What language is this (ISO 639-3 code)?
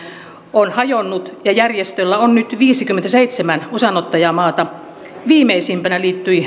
fin